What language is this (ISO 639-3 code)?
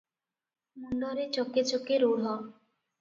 ori